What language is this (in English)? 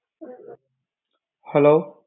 Gujarati